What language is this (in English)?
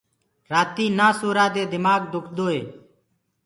Gurgula